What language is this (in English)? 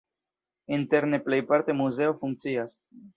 Esperanto